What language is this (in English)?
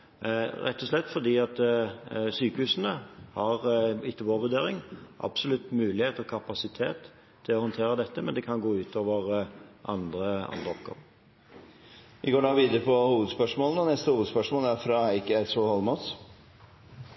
Norwegian